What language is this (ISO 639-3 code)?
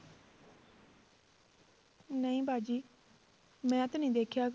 pan